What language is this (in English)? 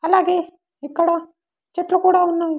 Telugu